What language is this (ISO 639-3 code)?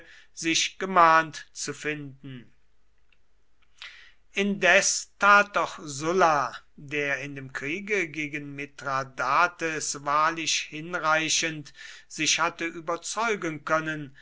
deu